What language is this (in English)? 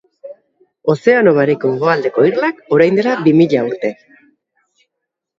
Basque